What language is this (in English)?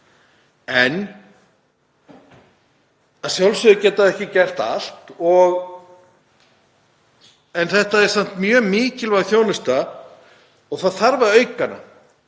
Icelandic